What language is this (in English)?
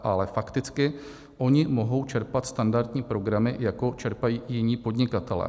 Czech